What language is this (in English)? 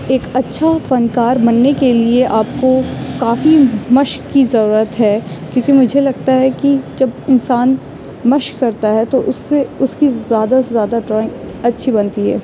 Urdu